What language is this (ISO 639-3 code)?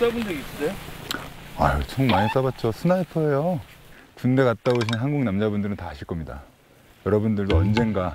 kor